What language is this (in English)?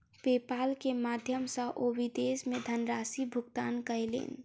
Maithili